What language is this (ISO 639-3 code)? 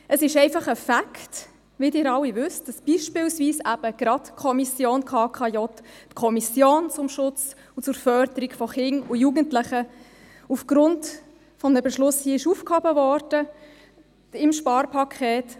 gsw